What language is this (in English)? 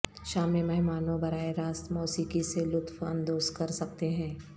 Urdu